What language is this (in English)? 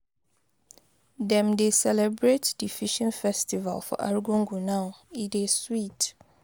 Nigerian Pidgin